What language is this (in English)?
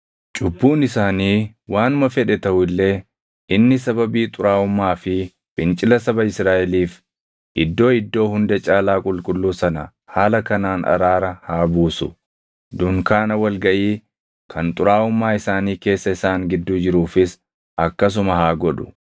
Oromo